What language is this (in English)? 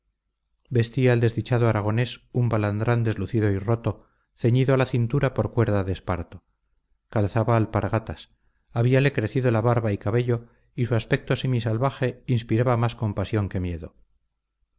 Spanish